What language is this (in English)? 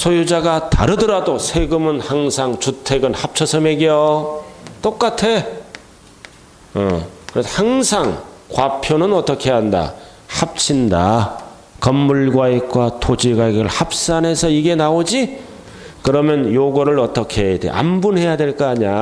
Korean